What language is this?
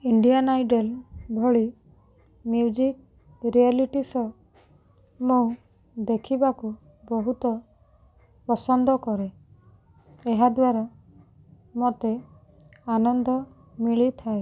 Odia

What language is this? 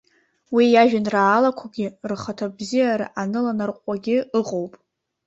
Abkhazian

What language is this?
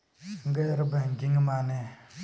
Bhojpuri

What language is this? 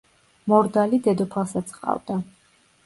Georgian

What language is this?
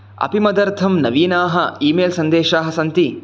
Sanskrit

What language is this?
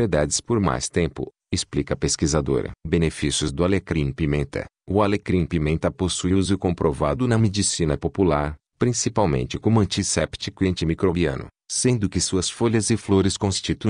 Portuguese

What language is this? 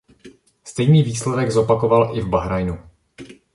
Czech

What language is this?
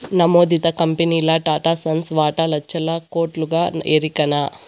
Telugu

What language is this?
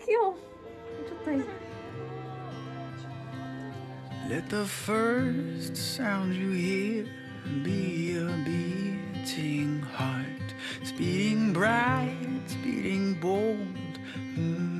Korean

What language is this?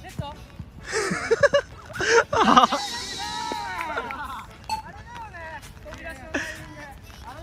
Japanese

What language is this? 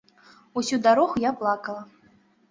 Belarusian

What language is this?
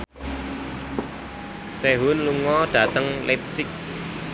Javanese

